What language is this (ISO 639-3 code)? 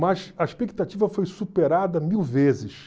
por